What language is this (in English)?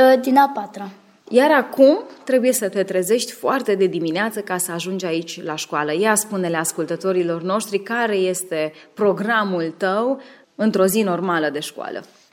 Romanian